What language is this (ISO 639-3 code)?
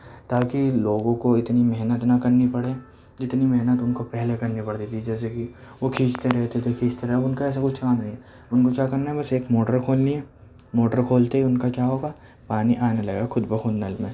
urd